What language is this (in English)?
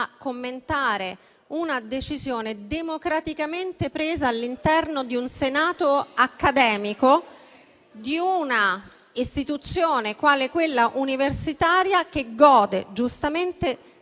Italian